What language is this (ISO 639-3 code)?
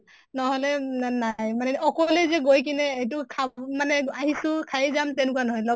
asm